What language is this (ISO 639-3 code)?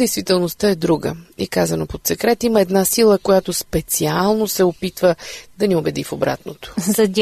bul